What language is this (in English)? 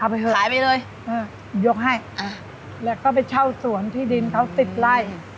Thai